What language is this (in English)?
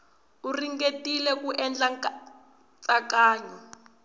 Tsonga